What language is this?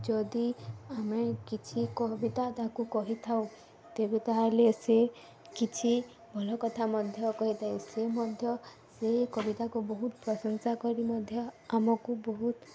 Odia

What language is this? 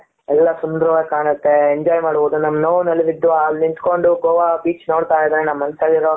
Kannada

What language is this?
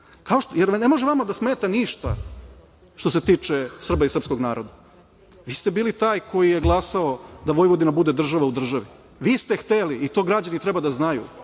Serbian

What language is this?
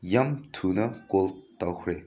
Manipuri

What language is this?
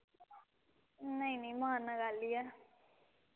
Dogri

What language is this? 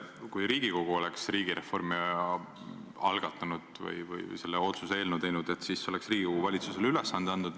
Estonian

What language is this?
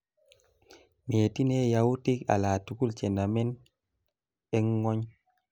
Kalenjin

